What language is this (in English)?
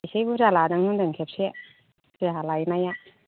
Bodo